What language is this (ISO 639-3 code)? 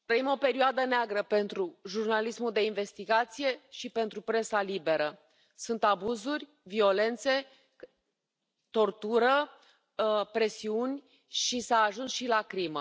ron